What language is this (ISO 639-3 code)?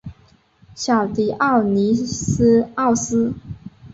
zho